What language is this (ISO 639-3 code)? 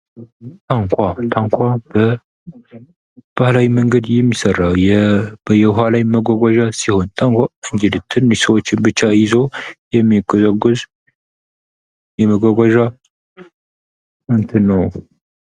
amh